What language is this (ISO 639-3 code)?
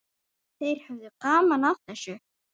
isl